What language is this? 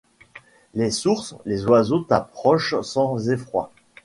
French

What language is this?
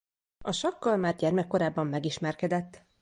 Hungarian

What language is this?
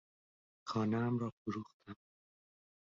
Persian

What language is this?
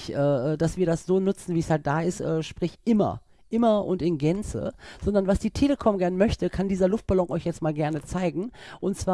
German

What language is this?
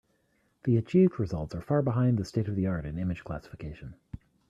English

